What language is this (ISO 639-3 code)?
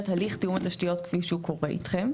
heb